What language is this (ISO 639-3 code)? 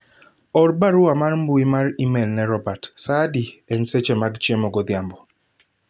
luo